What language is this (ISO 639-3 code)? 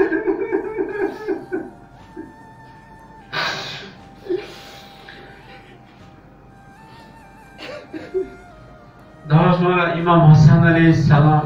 tur